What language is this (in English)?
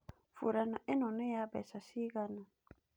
Kikuyu